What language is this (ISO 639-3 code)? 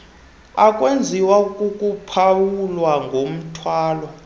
xho